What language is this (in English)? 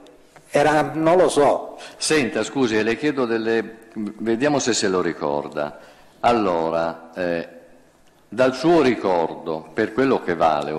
Italian